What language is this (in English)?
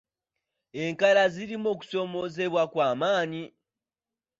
Ganda